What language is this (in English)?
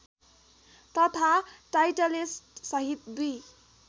Nepali